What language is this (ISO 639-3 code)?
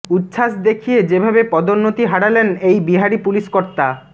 ben